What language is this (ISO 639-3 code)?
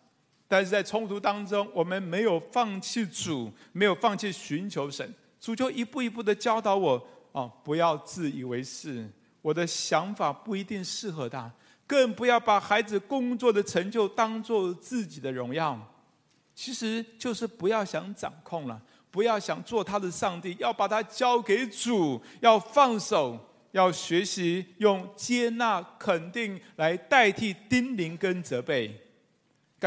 zho